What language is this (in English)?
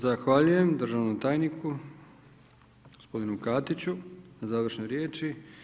Croatian